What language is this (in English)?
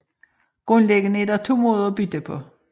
Danish